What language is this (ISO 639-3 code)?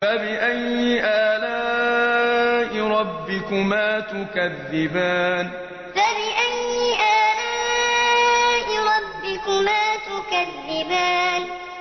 ara